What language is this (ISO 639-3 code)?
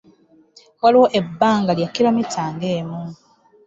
lug